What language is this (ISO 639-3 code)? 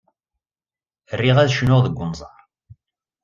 kab